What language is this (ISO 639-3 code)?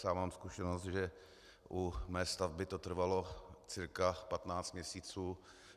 ces